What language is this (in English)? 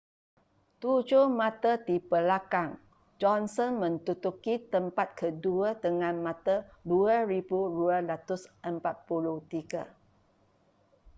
Malay